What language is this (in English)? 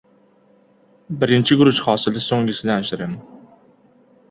Uzbek